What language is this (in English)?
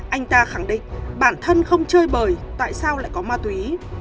Vietnamese